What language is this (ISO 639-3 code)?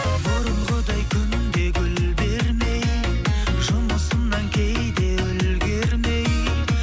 kaz